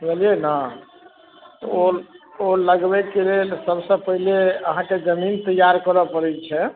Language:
Maithili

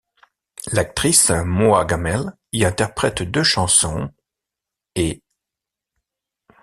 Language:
French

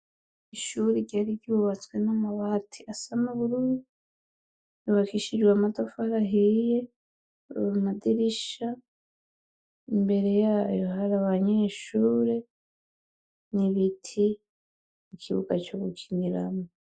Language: Rundi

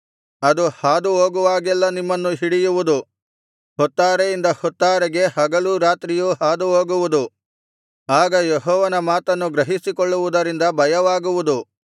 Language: Kannada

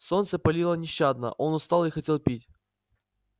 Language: Russian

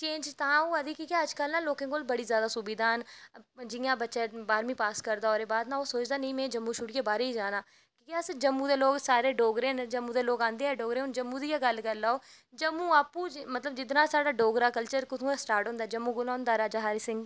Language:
Dogri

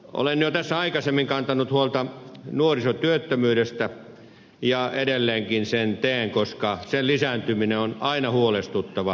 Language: Finnish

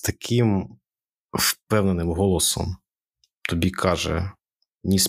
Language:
Ukrainian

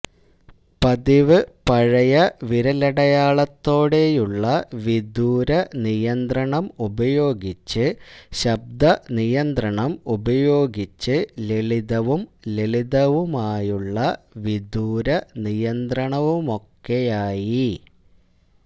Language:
Malayalam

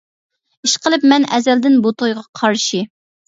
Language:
Uyghur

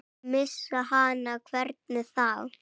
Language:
Icelandic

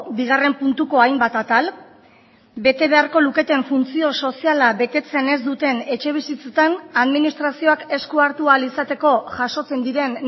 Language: Basque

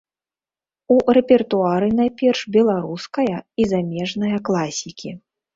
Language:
Belarusian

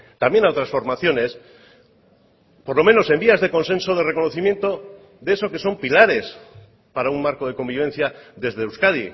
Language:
Spanish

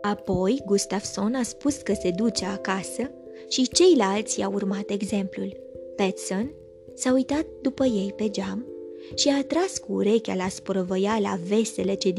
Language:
Romanian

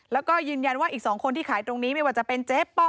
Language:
Thai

